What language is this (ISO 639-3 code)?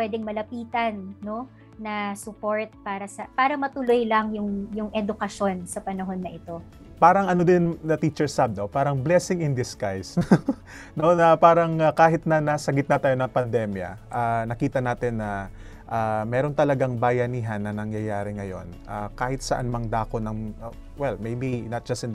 fil